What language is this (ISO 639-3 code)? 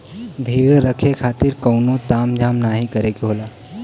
bho